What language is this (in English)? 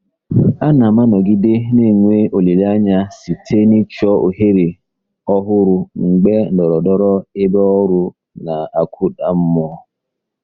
Igbo